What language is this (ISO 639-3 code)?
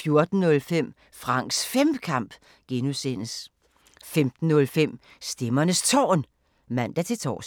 dan